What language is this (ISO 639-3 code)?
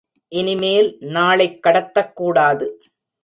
tam